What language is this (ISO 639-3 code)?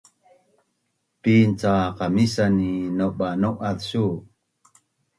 bnn